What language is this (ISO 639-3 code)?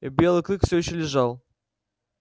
rus